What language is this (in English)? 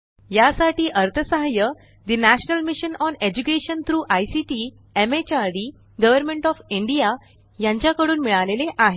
Marathi